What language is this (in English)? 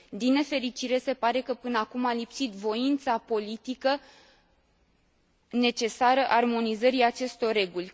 Romanian